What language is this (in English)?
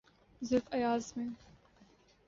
Urdu